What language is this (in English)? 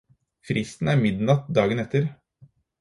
Norwegian Bokmål